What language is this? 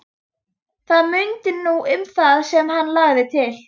Icelandic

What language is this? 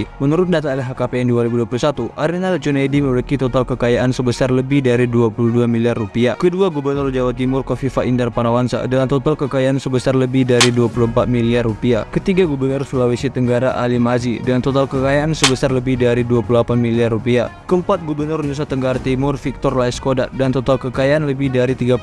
Indonesian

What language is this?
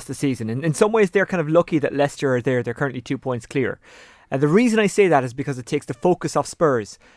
English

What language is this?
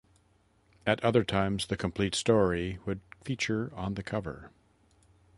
English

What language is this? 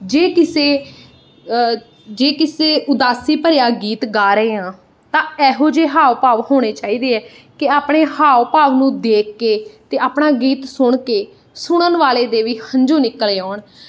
Punjabi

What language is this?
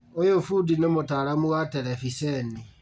Kikuyu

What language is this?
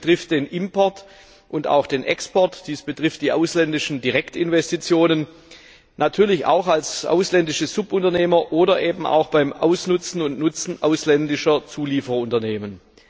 German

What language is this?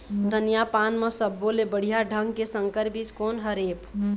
Chhattisgarhi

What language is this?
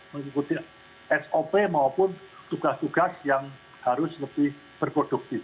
Indonesian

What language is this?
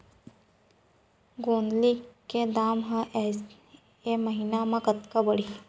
Chhattisgarhi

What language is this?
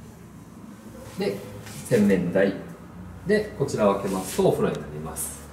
Japanese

